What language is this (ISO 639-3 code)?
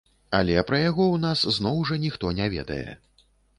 bel